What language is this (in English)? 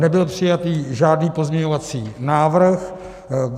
Czech